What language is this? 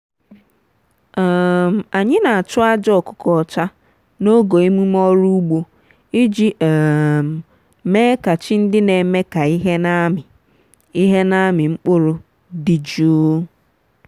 Igbo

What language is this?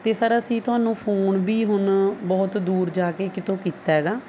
Punjabi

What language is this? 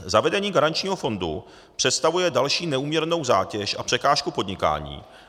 Czech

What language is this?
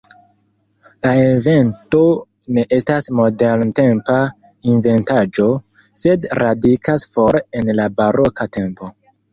Esperanto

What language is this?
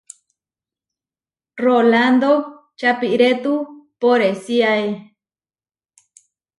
Huarijio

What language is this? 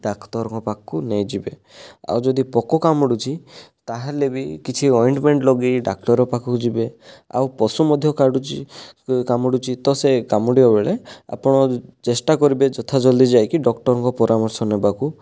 Odia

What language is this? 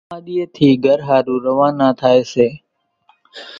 Kachi Koli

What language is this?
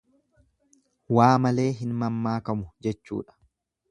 Oromo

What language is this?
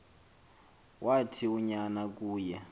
Xhosa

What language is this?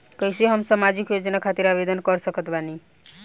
Bhojpuri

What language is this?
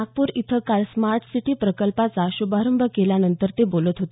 Marathi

